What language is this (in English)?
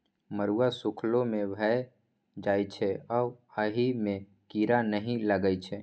Maithili